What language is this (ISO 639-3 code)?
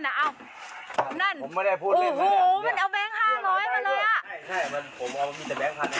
tha